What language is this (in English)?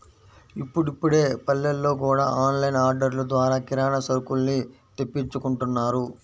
Telugu